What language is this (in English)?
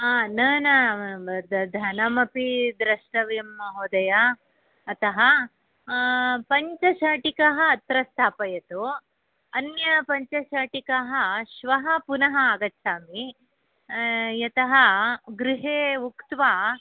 Sanskrit